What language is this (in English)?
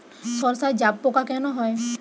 Bangla